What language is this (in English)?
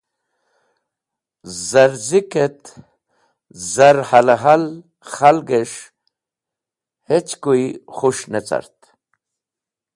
Wakhi